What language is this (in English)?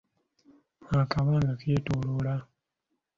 Ganda